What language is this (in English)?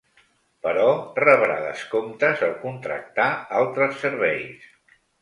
Catalan